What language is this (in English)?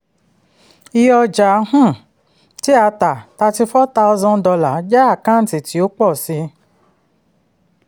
Yoruba